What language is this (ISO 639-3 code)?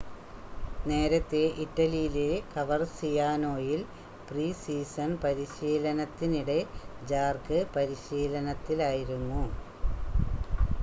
mal